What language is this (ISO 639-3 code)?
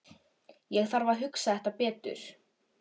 isl